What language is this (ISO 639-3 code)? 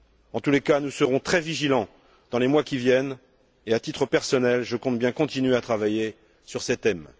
fra